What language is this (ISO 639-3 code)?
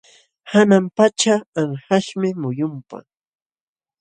qxw